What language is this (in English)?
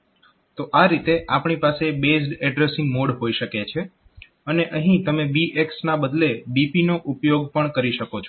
Gujarati